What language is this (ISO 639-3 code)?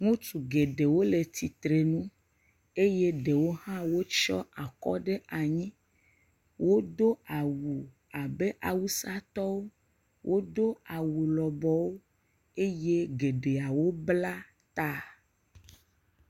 ewe